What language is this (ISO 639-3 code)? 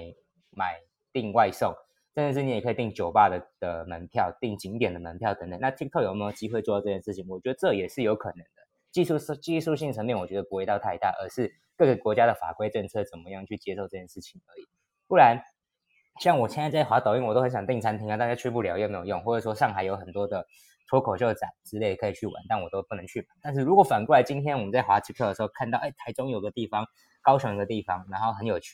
zho